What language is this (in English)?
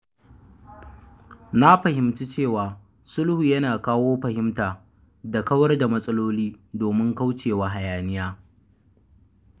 Hausa